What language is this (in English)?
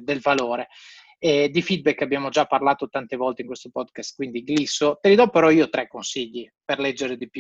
Italian